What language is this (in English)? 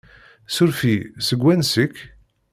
Kabyle